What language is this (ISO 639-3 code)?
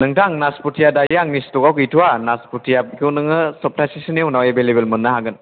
brx